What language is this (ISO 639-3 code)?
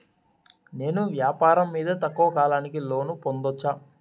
tel